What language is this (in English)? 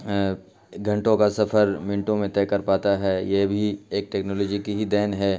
Urdu